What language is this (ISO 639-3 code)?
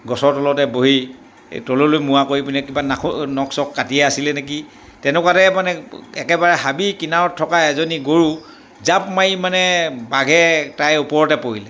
asm